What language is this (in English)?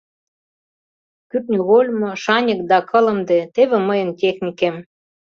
Mari